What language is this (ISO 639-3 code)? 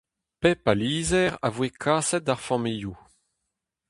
bre